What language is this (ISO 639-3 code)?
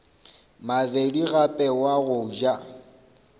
nso